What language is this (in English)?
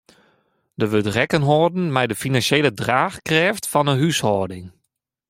Western Frisian